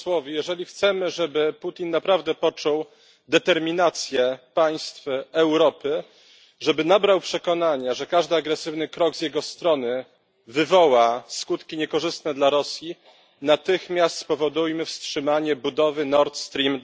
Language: Polish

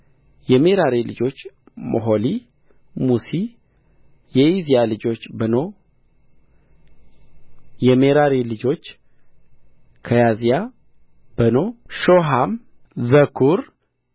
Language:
Amharic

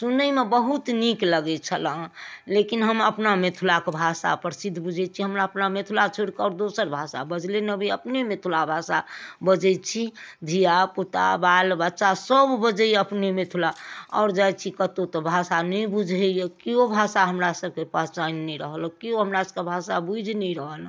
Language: Maithili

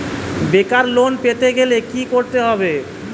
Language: Bangla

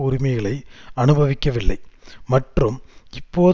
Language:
Tamil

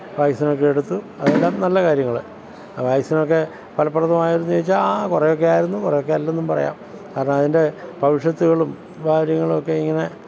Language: Malayalam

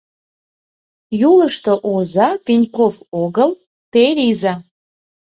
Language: Mari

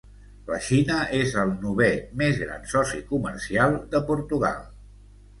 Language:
Catalan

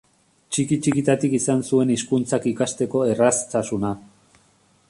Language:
Basque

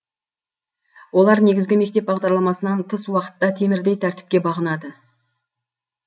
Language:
Kazakh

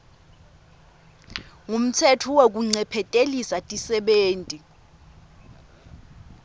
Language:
Swati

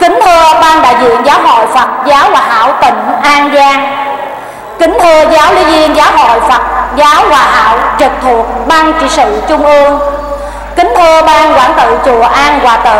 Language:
Vietnamese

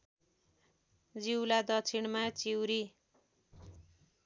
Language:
Nepali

